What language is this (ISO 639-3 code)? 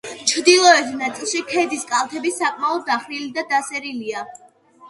kat